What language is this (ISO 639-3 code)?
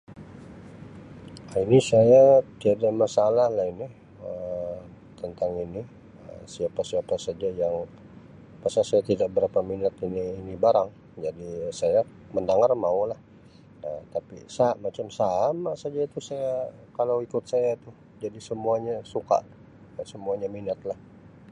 msi